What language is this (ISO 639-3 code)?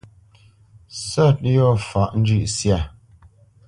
bce